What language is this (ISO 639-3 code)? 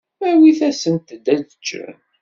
kab